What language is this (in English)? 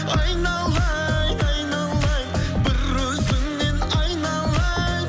Kazakh